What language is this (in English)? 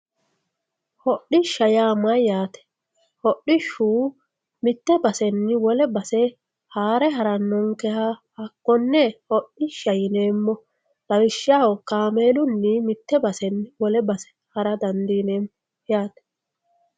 Sidamo